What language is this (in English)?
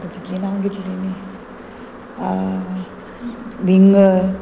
Konkani